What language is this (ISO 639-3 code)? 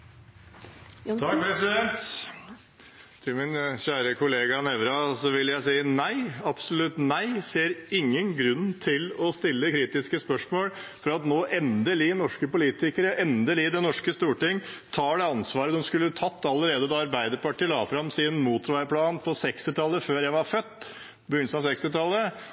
nob